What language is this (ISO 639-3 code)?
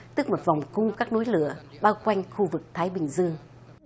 vie